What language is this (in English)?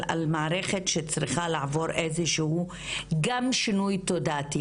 Hebrew